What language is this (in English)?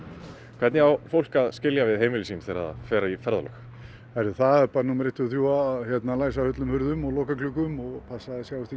Icelandic